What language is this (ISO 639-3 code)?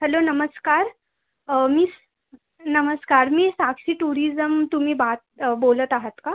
mar